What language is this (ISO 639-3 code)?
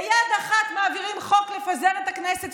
heb